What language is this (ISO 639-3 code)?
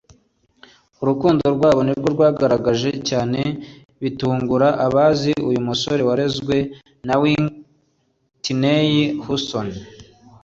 kin